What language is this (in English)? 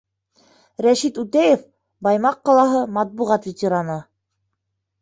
Bashkir